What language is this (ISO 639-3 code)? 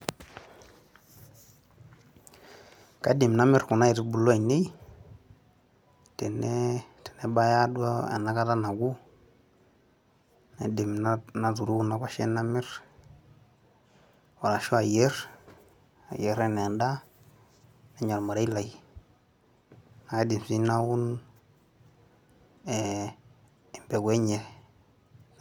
mas